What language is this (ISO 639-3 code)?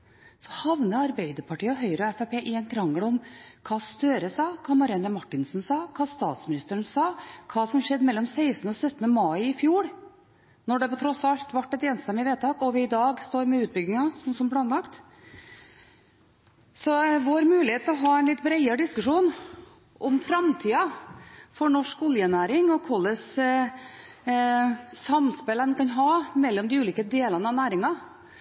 nob